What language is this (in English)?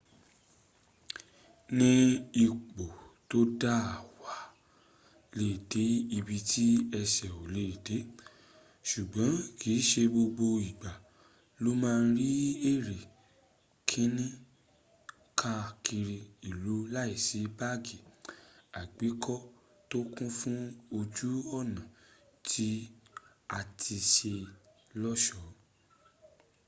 Yoruba